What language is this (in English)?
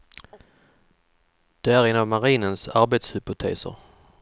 Swedish